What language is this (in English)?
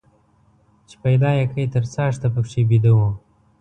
Pashto